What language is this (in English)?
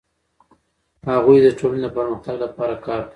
Pashto